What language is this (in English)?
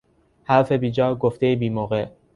Persian